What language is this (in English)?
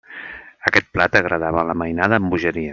Catalan